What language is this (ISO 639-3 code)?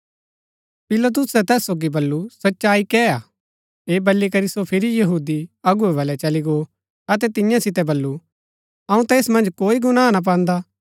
gbk